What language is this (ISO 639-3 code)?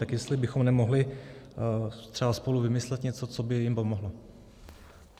ces